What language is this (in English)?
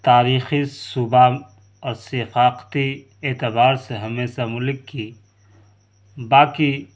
Urdu